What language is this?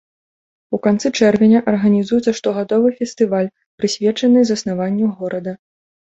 Belarusian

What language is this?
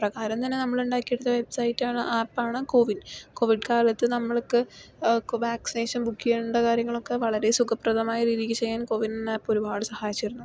Malayalam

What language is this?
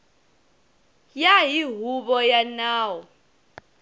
Tsonga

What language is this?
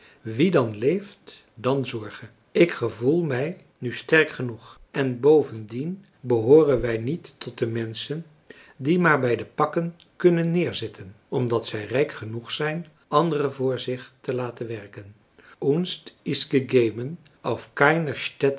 Dutch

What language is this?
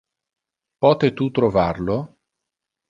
Interlingua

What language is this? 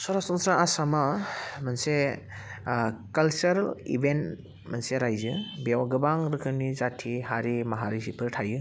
Bodo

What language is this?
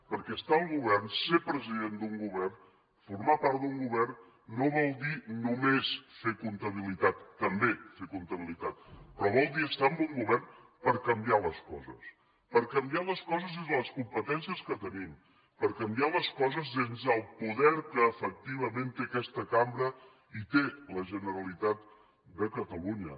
Catalan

